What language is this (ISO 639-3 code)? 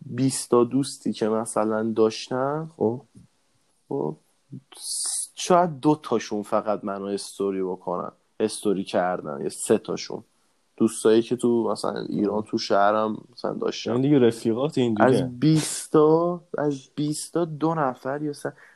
fas